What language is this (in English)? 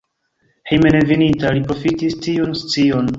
Esperanto